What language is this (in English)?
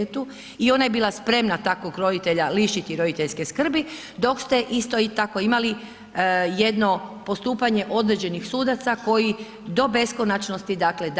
Croatian